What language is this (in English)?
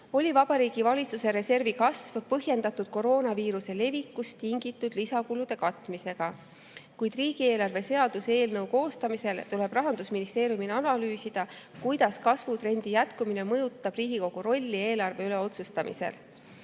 Estonian